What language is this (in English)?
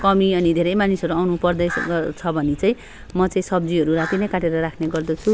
Nepali